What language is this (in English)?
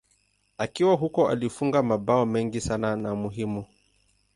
Swahili